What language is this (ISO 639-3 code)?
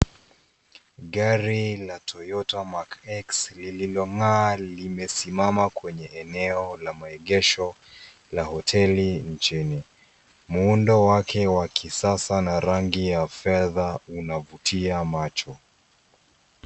swa